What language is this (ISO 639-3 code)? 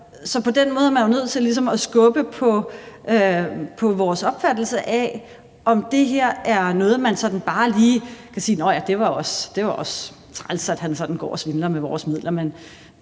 dan